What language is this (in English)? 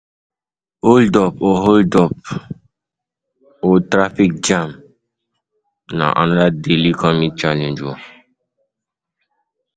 Nigerian Pidgin